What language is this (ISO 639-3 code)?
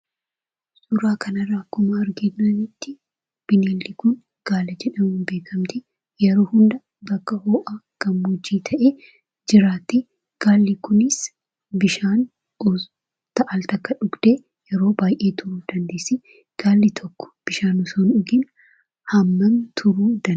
orm